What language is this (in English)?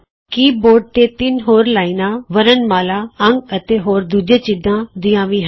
Punjabi